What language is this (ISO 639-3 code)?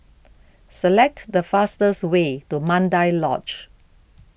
eng